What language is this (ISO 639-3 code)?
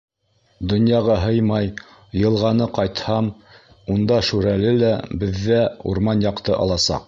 bak